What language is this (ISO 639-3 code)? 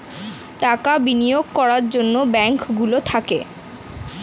ben